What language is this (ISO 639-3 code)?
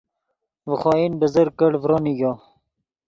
ydg